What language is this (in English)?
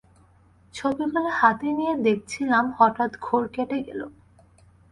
Bangla